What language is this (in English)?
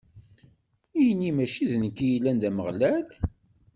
Kabyle